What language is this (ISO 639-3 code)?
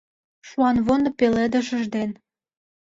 chm